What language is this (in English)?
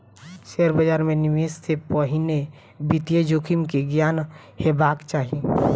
Maithili